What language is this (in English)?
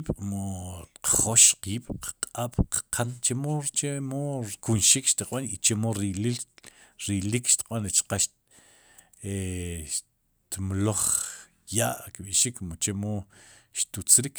Sipacapense